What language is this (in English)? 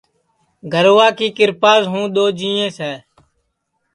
Sansi